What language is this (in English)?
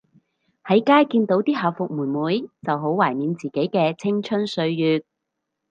Cantonese